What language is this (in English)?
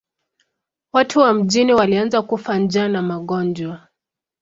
Swahili